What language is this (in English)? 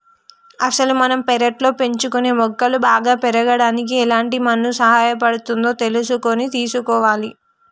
Telugu